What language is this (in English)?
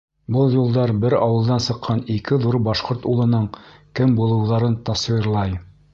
Bashkir